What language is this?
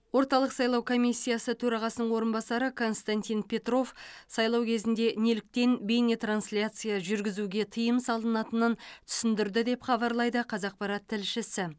Kazakh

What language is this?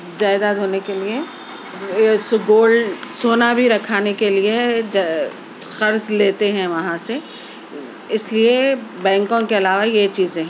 Urdu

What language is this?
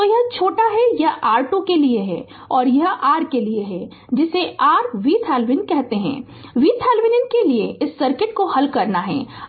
Hindi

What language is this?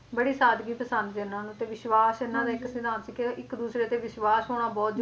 Punjabi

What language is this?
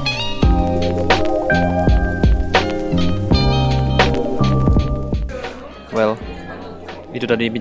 Indonesian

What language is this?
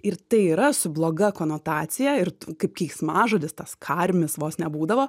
Lithuanian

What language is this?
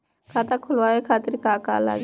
Bhojpuri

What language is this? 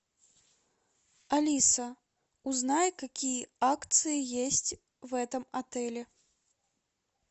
Russian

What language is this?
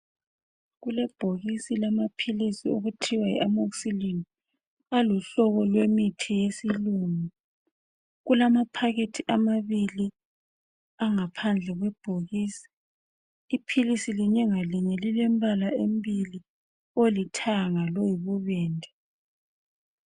North Ndebele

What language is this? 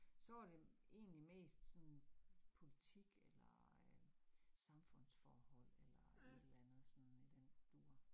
Danish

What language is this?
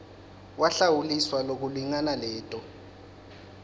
Swati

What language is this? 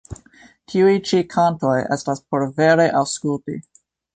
Esperanto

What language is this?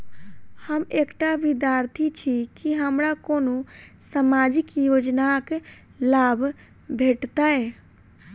Maithili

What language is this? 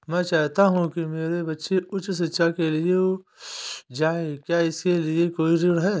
Hindi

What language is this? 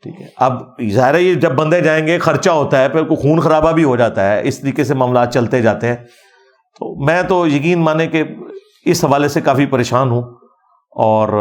Urdu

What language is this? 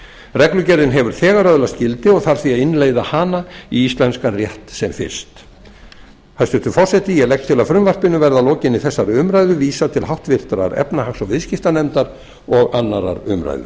Icelandic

